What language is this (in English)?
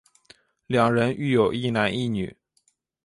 Chinese